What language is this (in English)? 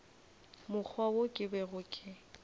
Northern Sotho